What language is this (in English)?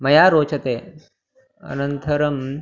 Sanskrit